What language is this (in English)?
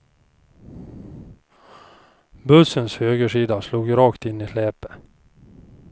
Swedish